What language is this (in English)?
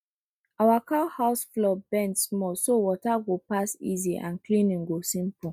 Nigerian Pidgin